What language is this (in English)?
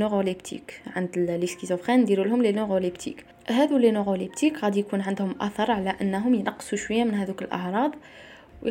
Arabic